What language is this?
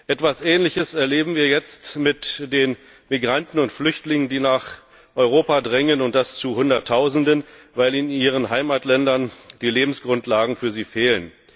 German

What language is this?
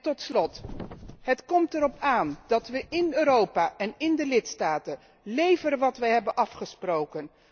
Dutch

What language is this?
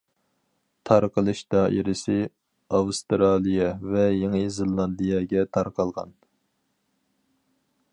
Uyghur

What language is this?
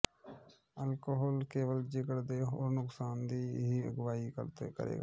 Punjabi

